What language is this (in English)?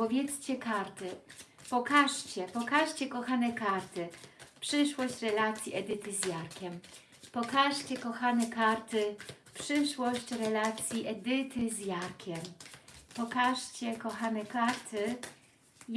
Polish